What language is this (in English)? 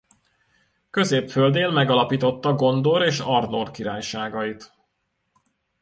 Hungarian